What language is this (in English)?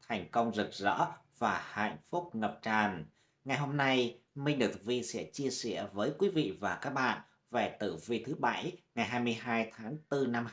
Vietnamese